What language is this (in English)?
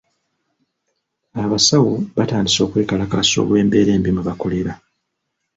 Ganda